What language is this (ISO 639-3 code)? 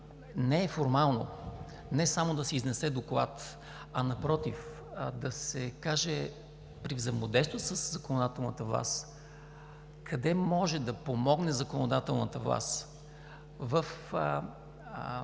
bul